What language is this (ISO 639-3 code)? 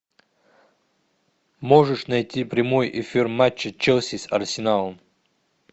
rus